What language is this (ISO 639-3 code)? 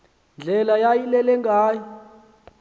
xho